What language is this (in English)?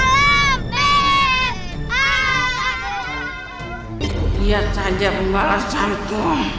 Indonesian